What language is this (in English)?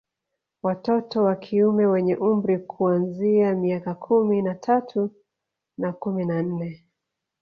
Swahili